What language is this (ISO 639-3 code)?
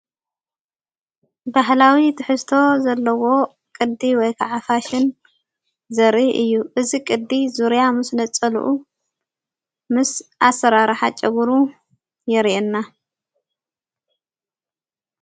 tir